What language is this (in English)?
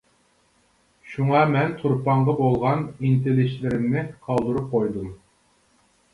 Uyghur